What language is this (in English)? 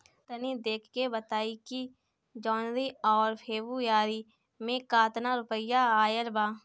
Bhojpuri